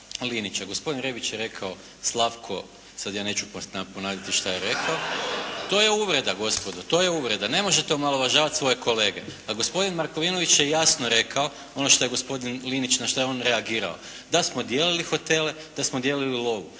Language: Croatian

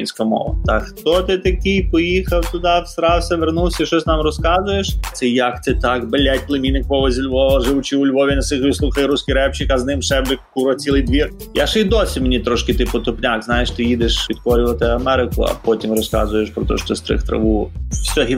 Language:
Ukrainian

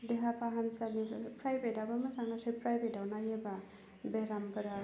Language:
Bodo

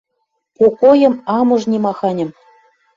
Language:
Western Mari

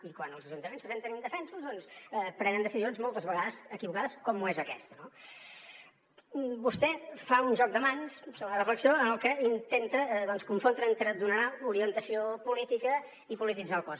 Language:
Catalan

